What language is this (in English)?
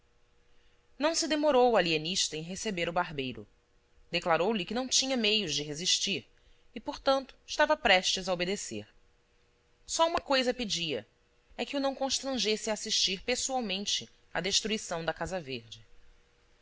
Portuguese